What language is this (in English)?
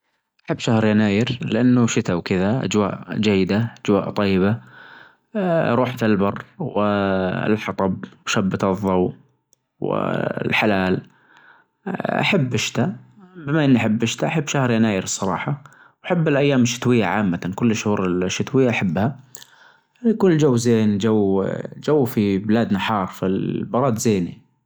Najdi Arabic